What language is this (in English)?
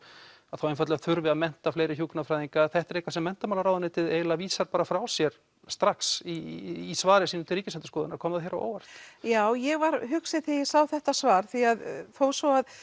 Icelandic